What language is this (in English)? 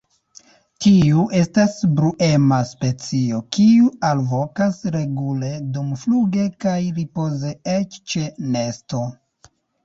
Esperanto